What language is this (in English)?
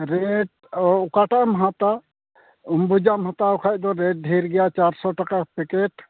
Santali